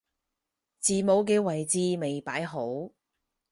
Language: Cantonese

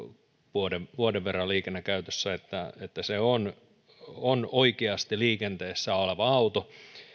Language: Finnish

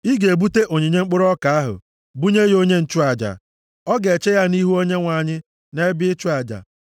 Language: Igbo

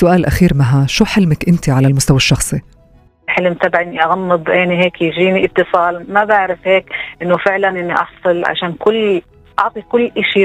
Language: Arabic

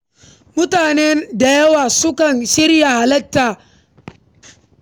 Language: Hausa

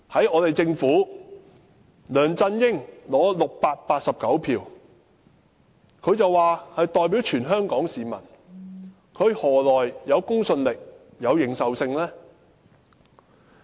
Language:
Cantonese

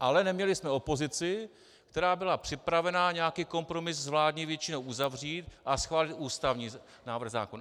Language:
Czech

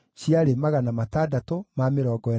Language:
Kikuyu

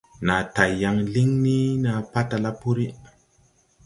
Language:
Tupuri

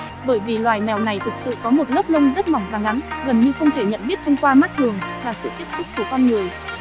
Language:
Vietnamese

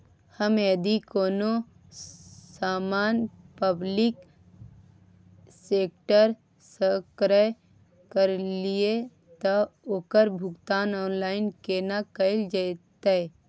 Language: Maithili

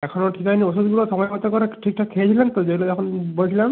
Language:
Bangla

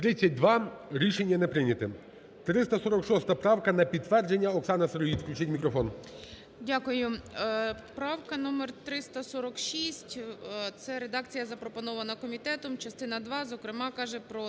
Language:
Ukrainian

